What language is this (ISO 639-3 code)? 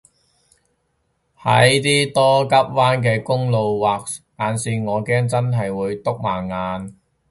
yue